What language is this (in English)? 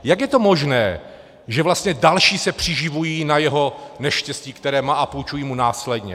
Czech